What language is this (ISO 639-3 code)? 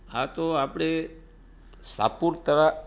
guj